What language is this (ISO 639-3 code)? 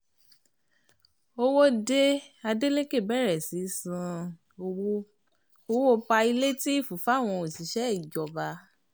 yor